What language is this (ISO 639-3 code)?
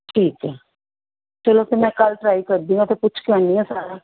pan